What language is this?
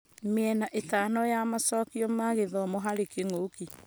Kikuyu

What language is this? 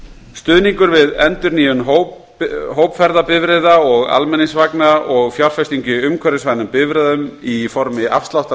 Icelandic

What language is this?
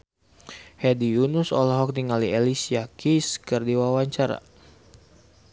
Sundanese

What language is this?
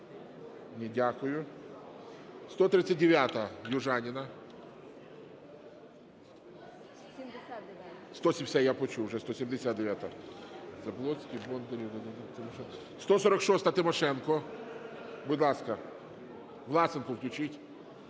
Ukrainian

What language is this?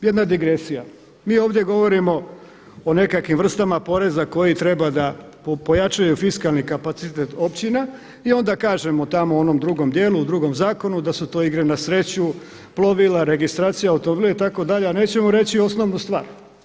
Croatian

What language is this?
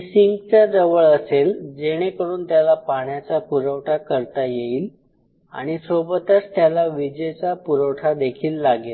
Marathi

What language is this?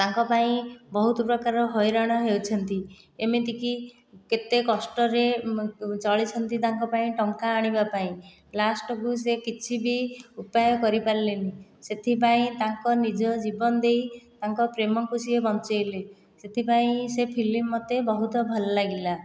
Odia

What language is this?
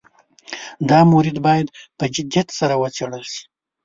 Pashto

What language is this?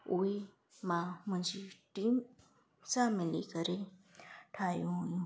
Sindhi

